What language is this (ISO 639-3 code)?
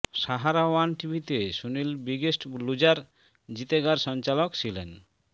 ben